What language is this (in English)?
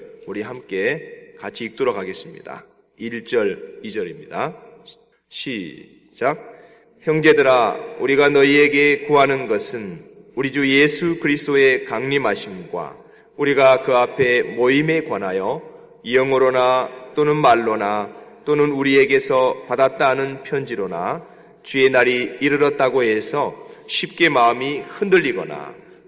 Korean